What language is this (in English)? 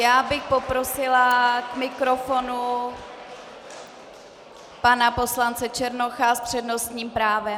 Czech